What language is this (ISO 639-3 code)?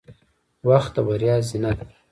pus